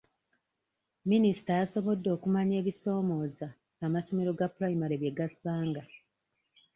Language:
Ganda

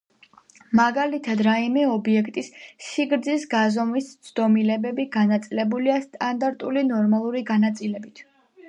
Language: Georgian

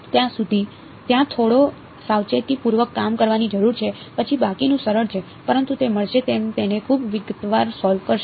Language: Gujarati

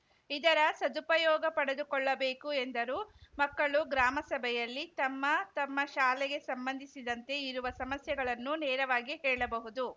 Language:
Kannada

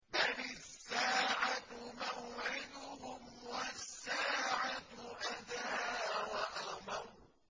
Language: Arabic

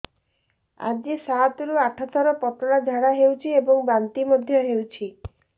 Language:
Odia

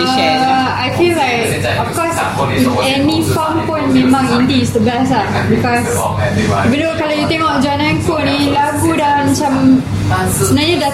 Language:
Malay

